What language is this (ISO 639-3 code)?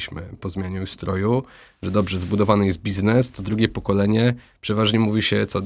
pol